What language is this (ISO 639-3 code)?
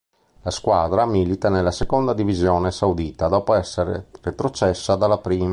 ita